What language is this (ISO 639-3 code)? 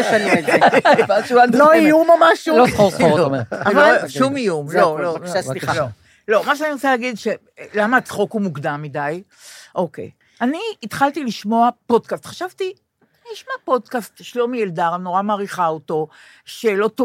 heb